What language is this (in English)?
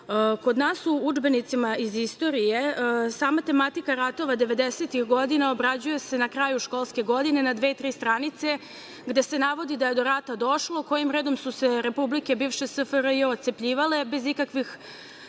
Serbian